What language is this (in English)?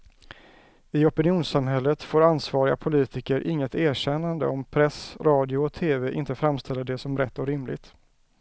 Swedish